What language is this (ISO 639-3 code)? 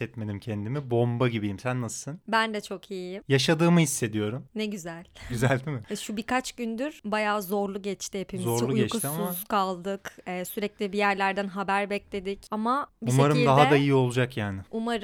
tur